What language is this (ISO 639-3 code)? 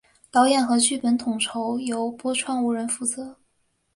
zho